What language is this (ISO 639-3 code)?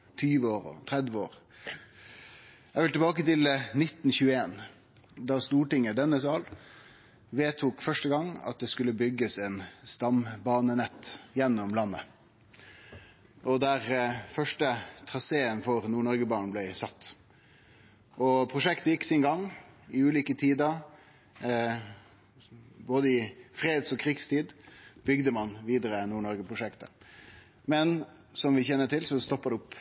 nno